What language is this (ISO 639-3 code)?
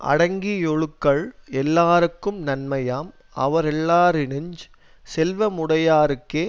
tam